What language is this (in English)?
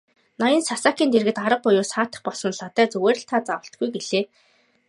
Mongolian